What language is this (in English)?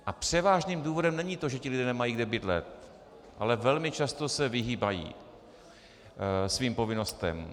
Czech